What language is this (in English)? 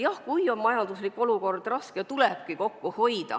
Estonian